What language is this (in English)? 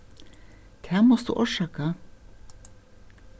Faroese